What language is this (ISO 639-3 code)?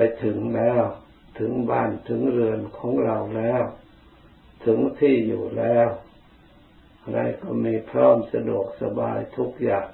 tha